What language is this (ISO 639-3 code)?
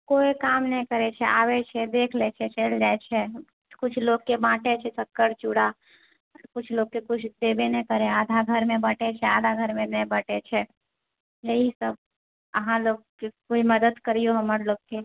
mai